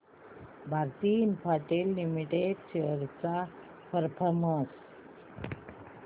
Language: Marathi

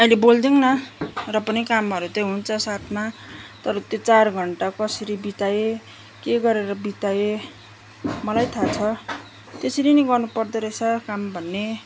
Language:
Nepali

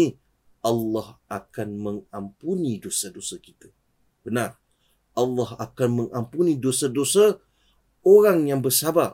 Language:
Malay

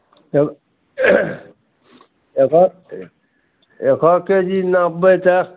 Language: Maithili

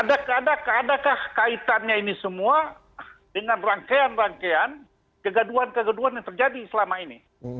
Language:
Indonesian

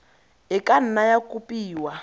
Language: Tswana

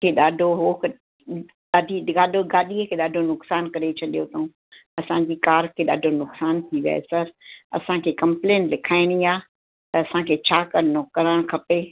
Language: Sindhi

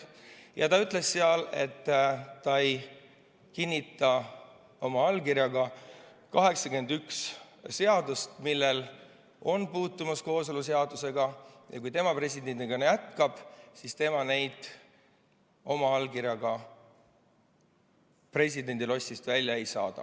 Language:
Estonian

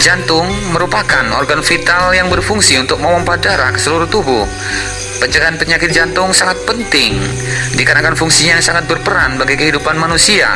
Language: Indonesian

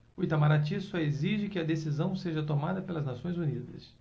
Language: Portuguese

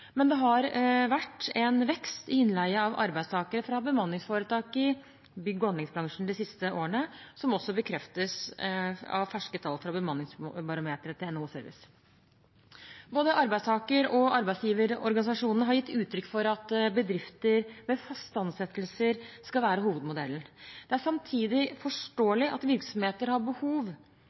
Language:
Norwegian Bokmål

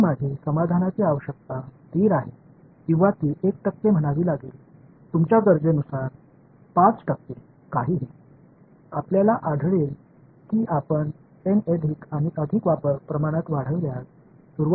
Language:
Tamil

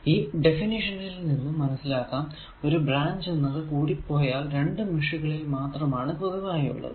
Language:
Malayalam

